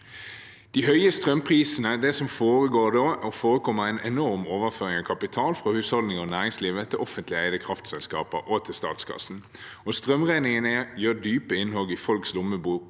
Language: Norwegian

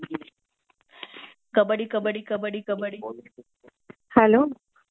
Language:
Marathi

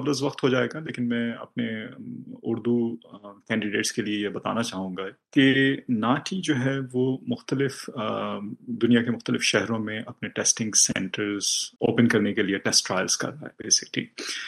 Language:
Urdu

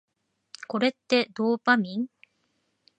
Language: Japanese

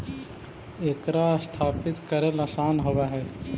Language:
Magahi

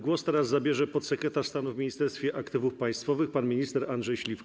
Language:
Polish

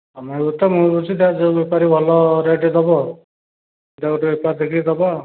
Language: Odia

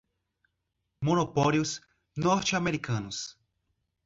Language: Portuguese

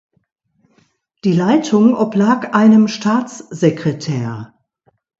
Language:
German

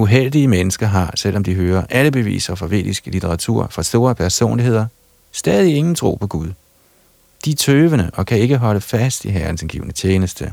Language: Danish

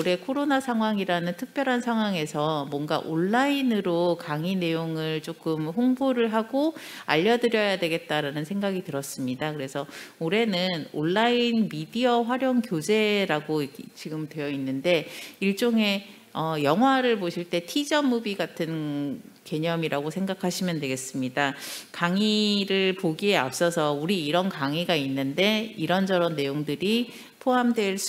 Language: Korean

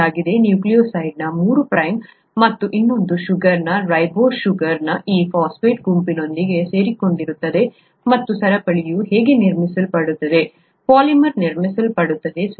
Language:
Kannada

